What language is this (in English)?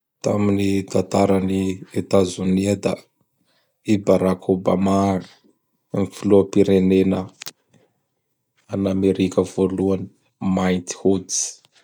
Bara Malagasy